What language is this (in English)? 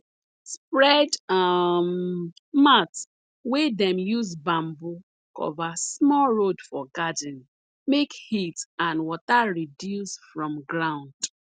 Nigerian Pidgin